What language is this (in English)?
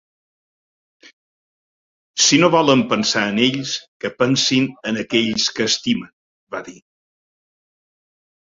Catalan